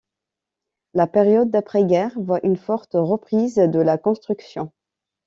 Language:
French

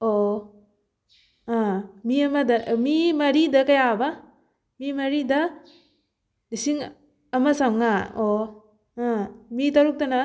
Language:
Manipuri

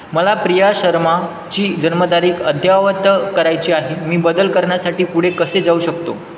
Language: Marathi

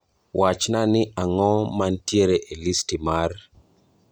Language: Luo (Kenya and Tanzania)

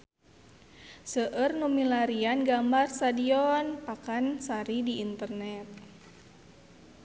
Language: Sundanese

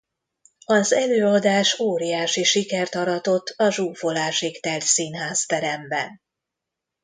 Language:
Hungarian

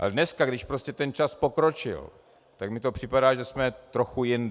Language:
Czech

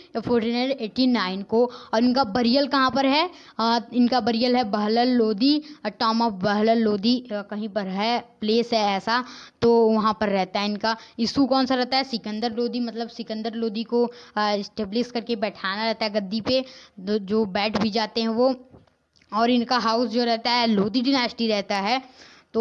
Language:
Hindi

